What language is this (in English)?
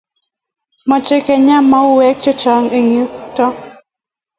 Kalenjin